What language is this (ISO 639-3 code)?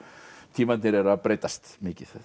isl